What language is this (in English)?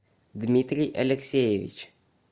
Russian